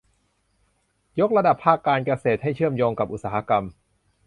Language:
Thai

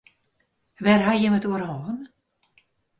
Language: Western Frisian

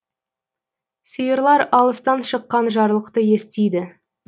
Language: Kazakh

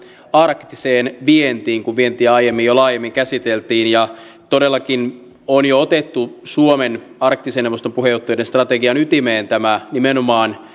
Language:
Finnish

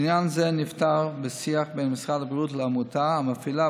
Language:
Hebrew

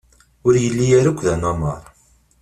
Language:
Kabyle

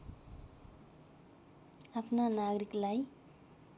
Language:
Nepali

